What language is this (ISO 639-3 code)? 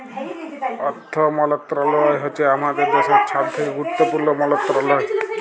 ben